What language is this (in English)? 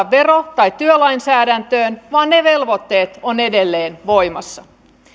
Finnish